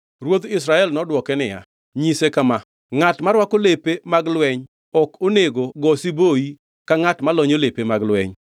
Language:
Luo (Kenya and Tanzania)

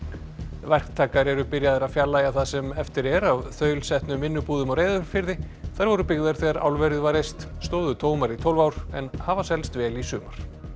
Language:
Icelandic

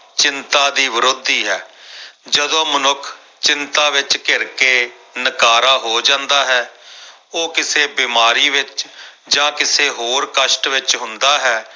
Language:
Punjabi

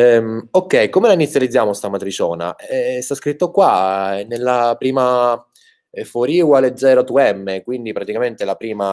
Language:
Italian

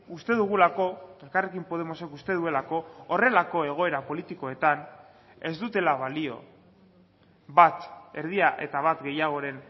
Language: Basque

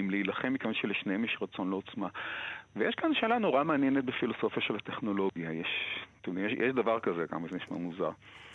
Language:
Hebrew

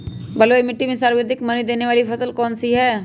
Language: Magahi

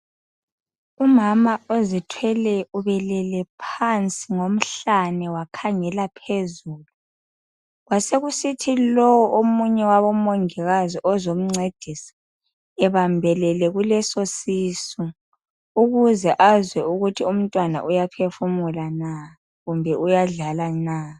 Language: North Ndebele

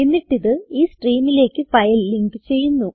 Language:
Malayalam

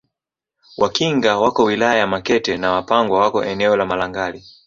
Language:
Swahili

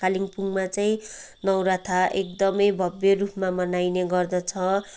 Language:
Nepali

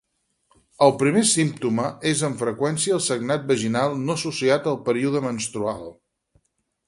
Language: Catalan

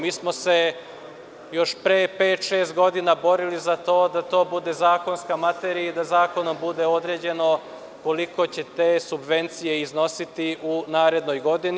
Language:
Serbian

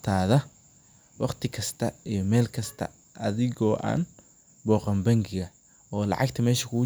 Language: Somali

